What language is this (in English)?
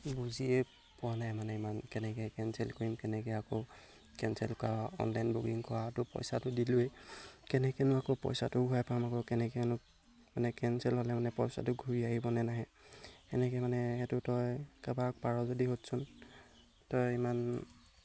Assamese